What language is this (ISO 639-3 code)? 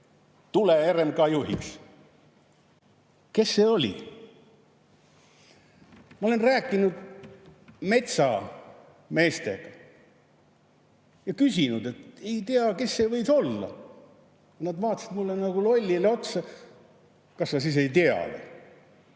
est